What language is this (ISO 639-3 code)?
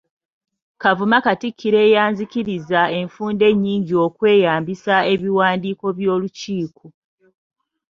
lug